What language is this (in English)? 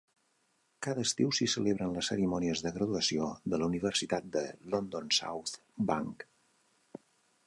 Catalan